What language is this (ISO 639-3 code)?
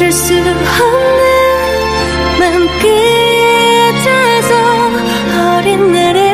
kor